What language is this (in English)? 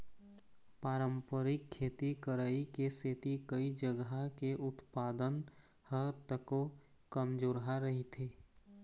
Chhattisgarhi